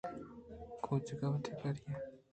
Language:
Eastern Balochi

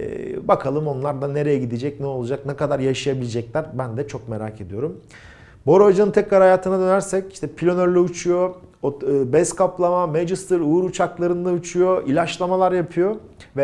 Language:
Turkish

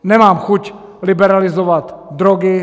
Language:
Czech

